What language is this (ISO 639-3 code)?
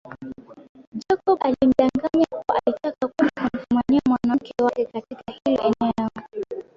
swa